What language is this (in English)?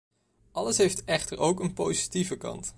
Dutch